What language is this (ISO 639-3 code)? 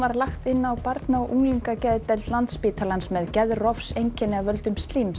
isl